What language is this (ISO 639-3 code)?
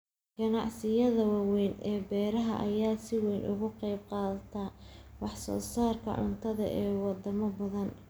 som